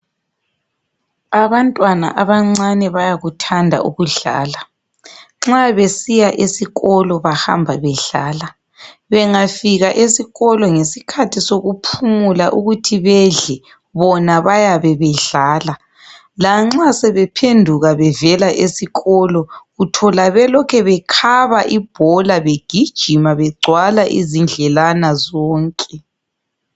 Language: North Ndebele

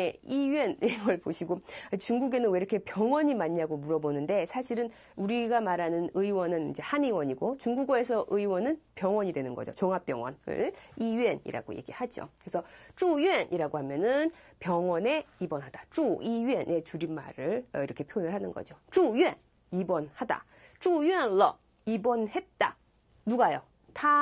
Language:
Korean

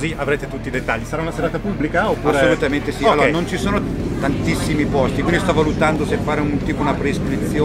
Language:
Italian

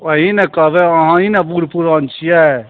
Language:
Maithili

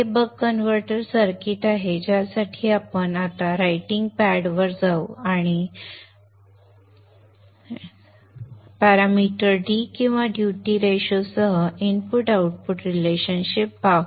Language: Marathi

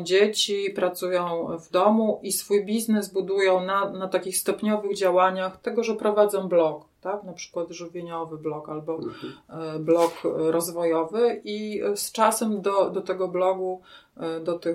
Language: Polish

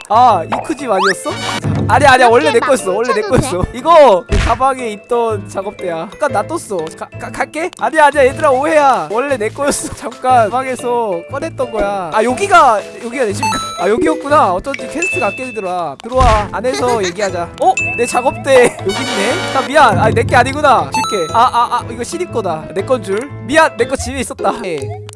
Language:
Korean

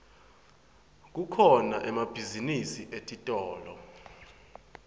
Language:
Swati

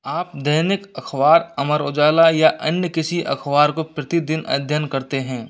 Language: Hindi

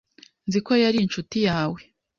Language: Kinyarwanda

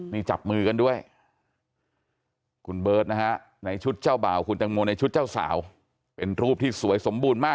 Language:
Thai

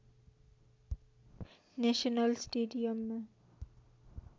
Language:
Nepali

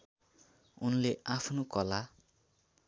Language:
Nepali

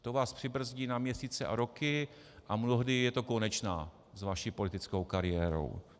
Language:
Czech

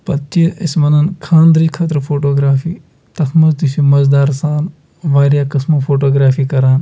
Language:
Kashmiri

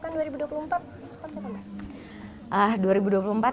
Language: Indonesian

